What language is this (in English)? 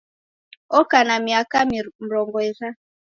Taita